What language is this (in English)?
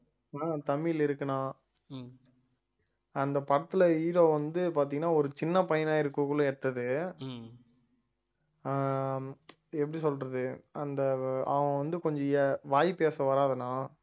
Tamil